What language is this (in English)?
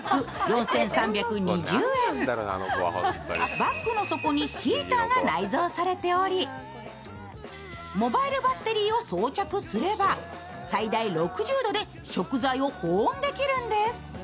Japanese